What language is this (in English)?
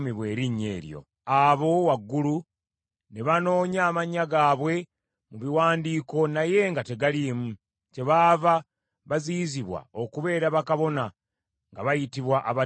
Ganda